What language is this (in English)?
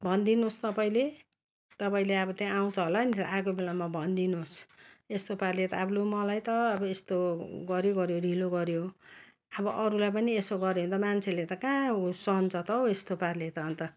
Nepali